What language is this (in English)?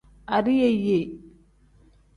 Tem